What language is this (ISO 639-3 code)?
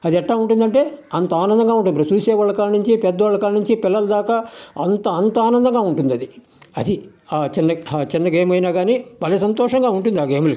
tel